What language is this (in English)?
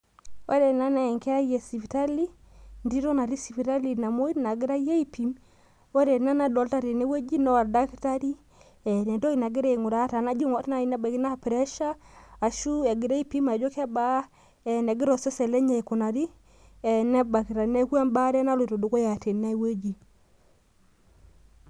Masai